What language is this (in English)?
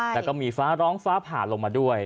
Thai